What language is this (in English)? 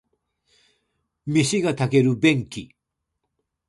Japanese